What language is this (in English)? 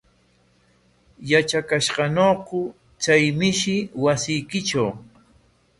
Corongo Ancash Quechua